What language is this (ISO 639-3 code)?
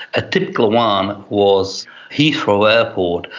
eng